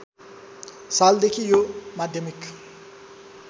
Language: Nepali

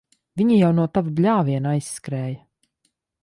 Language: Latvian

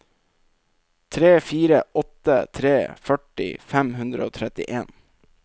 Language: Norwegian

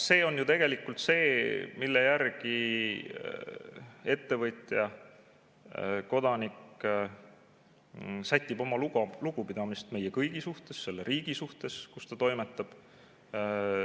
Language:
Estonian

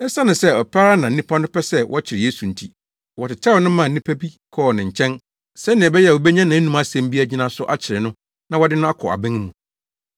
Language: Akan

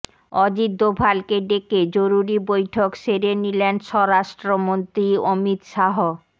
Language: Bangla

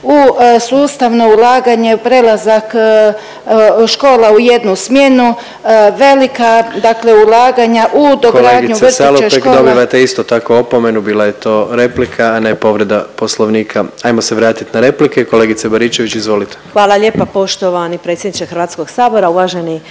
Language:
Croatian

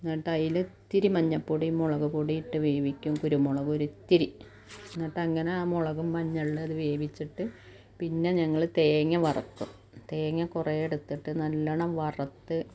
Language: Malayalam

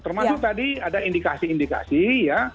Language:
Indonesian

